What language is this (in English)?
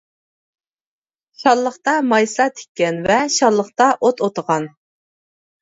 Uyghur